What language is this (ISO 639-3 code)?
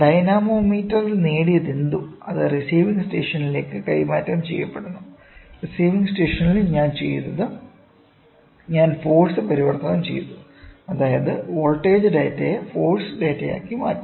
mal